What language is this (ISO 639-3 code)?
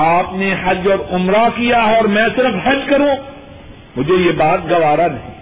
urd